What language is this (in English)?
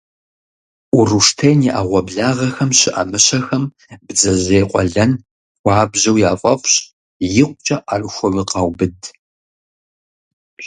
Kabardian